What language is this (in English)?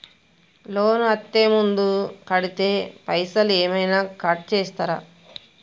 Telugu